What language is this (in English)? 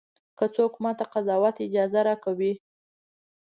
Pashto